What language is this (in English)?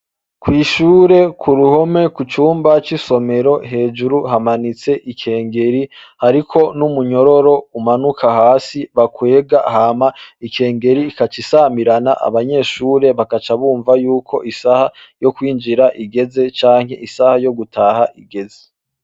Rundi